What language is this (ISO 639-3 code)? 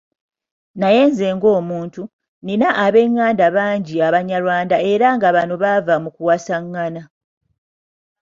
lug